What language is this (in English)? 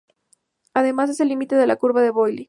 Spanish